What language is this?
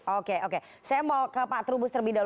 Indonesian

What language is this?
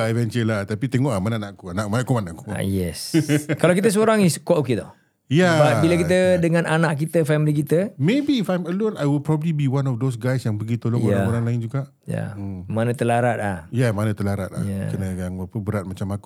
Malay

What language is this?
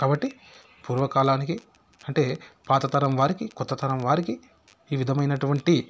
Telugu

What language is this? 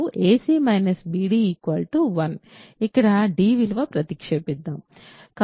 Telugu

